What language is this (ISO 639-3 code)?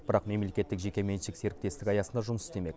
kaz